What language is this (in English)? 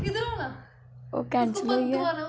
Dogri